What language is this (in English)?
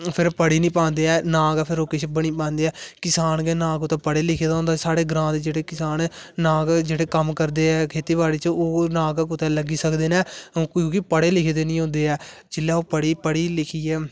Dogri